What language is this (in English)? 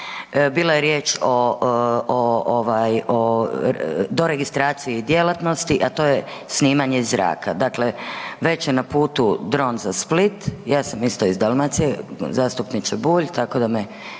Croatian